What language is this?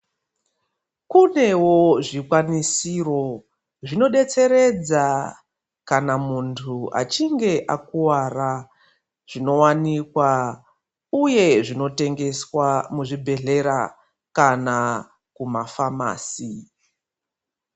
Ndau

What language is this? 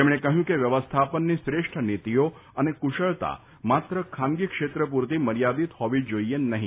Gujarati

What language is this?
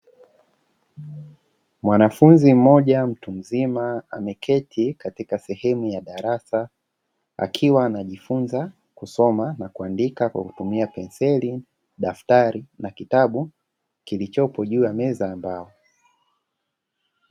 Swahili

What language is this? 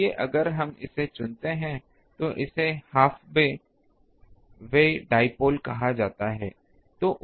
Hindi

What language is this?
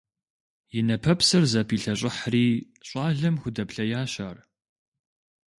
Kabardian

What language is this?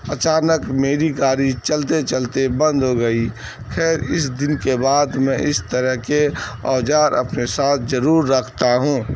Urdu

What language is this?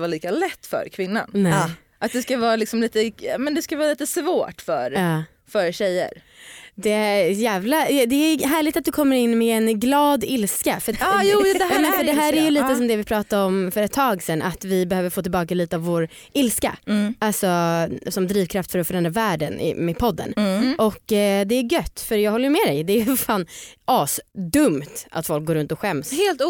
Swedish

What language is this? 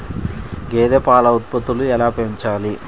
Telugu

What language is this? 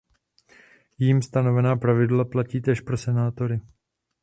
Czech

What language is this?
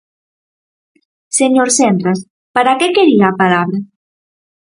Galician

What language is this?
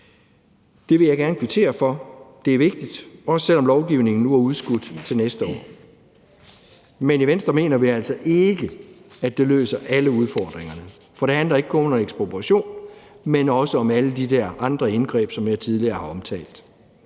Danish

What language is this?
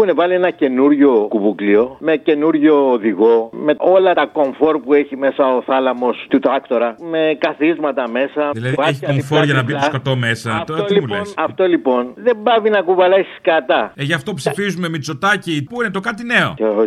Greek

